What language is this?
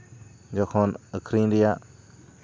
Santali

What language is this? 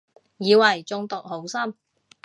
Cantonese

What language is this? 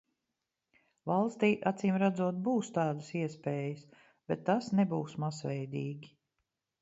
Latvian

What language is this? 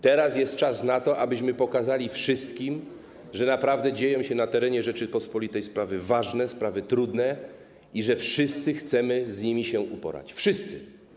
Polish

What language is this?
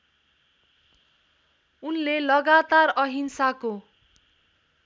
Nepali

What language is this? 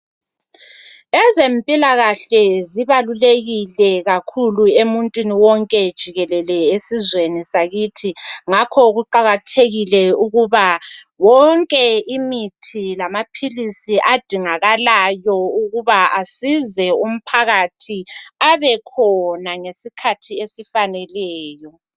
North Ndebele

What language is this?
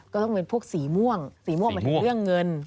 Thai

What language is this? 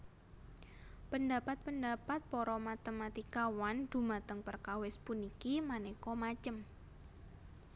Javanese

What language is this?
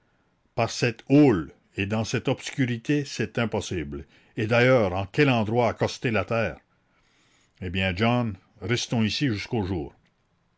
French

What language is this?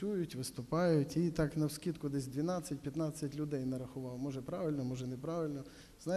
Ukrainian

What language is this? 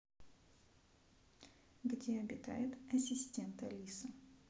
Russian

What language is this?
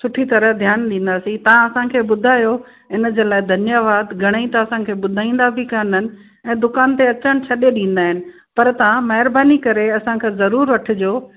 Sindhi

